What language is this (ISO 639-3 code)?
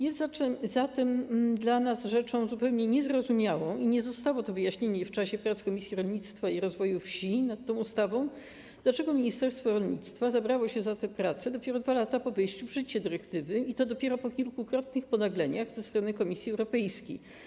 pol